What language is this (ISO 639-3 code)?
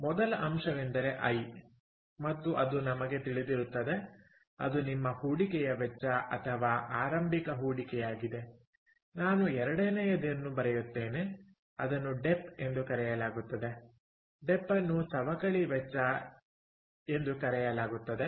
kan